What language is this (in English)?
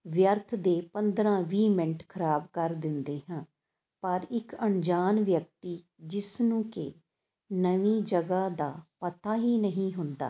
Punjabi